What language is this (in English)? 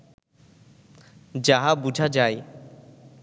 Bangla